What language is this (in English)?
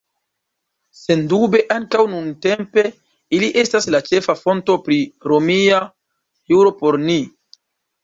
Esperanto